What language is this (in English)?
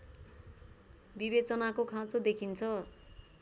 Nepali